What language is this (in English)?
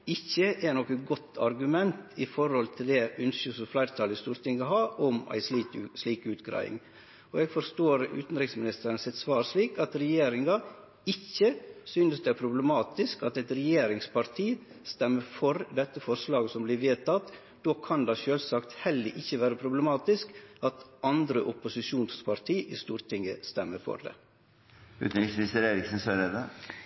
Norwegian